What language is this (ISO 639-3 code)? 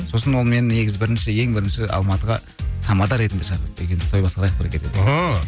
kaz